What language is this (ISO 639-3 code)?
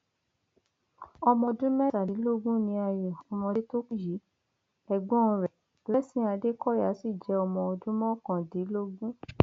yor